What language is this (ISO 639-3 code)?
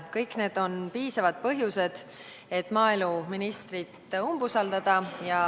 est